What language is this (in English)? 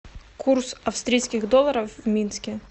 Russian